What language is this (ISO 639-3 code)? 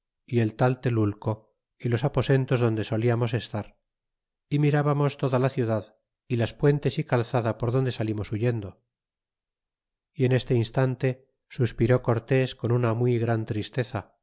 spa